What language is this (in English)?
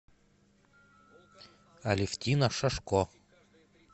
Russian